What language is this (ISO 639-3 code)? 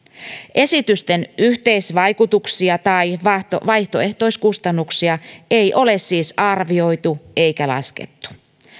fin